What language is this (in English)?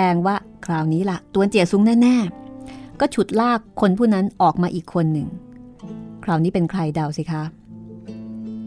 Thai